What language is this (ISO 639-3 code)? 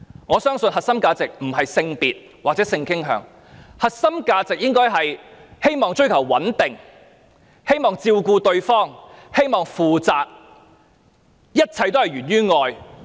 yue